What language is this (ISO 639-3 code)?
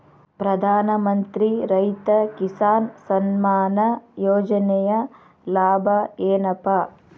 kan